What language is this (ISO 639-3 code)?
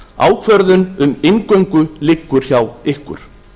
isl